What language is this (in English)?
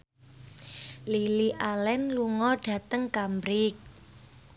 Javanese